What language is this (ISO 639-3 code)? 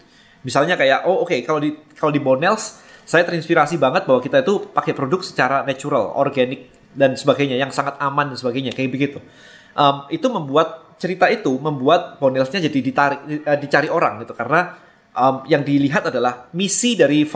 ind